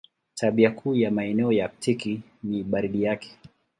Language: Swahili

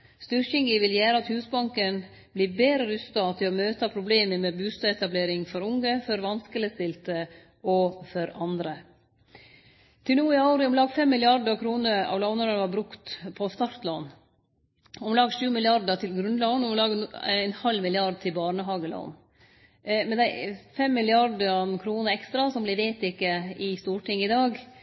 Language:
Norwegian Nynorsk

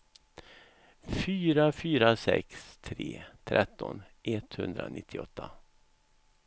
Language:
Swedish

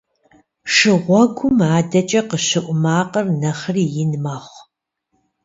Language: Kabardian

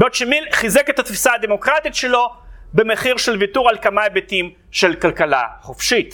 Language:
Hebrew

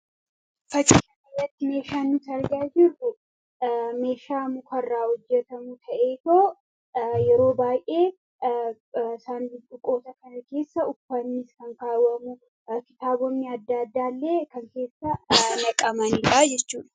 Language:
Oromo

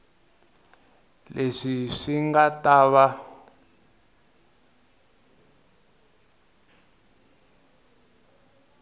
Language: Tsonga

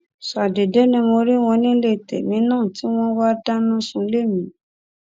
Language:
Yoruba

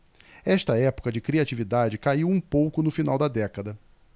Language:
Portuguese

